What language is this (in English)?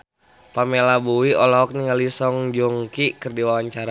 Sundanese